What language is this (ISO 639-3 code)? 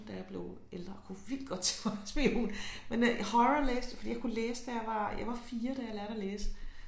dan